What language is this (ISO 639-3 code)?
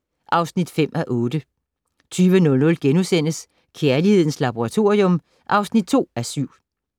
dan